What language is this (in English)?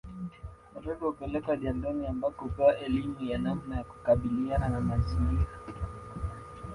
Swahili